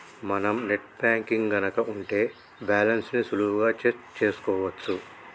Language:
Telugu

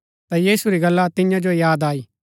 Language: Gaddi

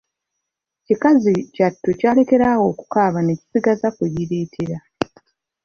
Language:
Ganda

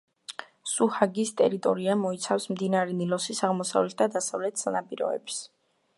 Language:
Georgian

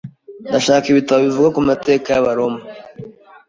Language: Kinyarwanda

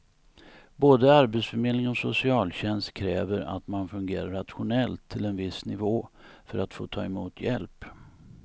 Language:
Swedish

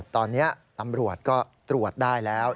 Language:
Thai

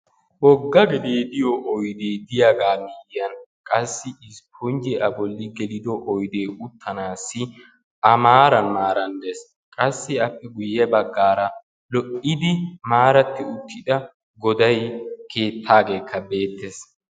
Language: Wolaytta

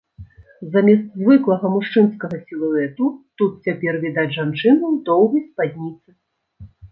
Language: Belarusian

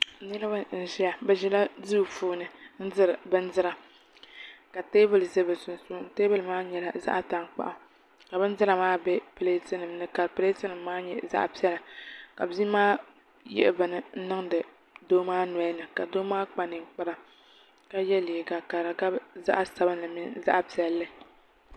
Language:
Dagbani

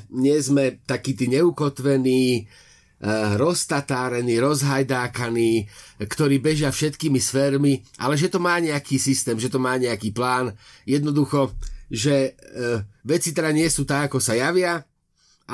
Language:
Slovak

